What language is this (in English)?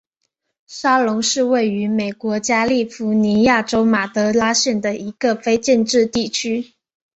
Chinese